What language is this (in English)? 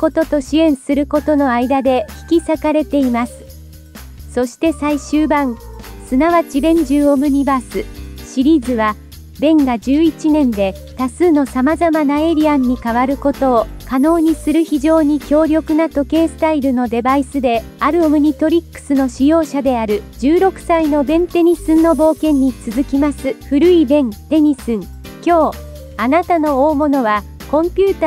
Japanese